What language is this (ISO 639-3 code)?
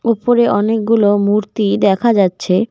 ben